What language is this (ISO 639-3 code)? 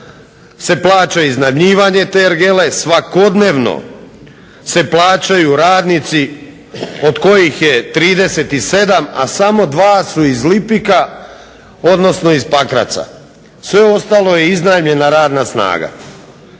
hrv